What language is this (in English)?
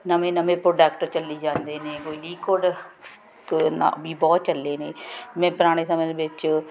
Punjabi